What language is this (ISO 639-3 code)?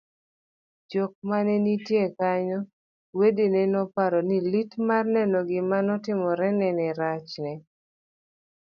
luo